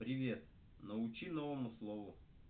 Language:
Russian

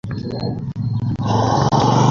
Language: Bangla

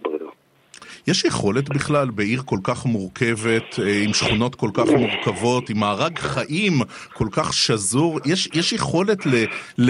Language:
Hebrew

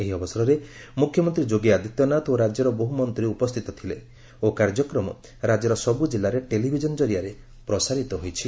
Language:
Odia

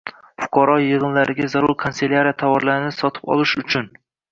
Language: Uzbek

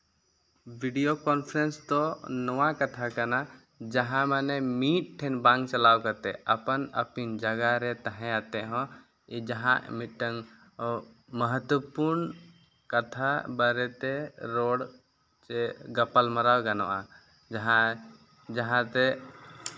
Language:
Santali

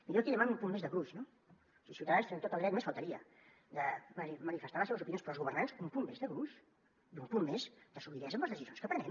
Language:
Catalan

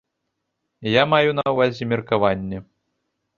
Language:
Belarusian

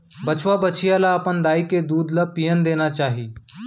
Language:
Chhattisgarhi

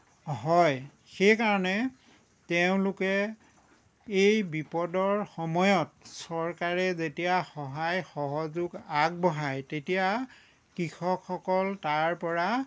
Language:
Assamese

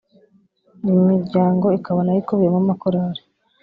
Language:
Kinyarwanda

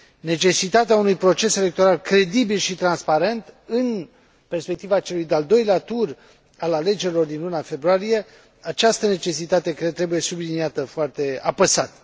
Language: Romanian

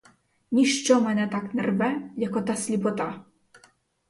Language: Ukrainian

